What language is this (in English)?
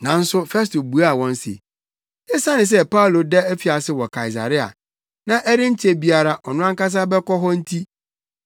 Akan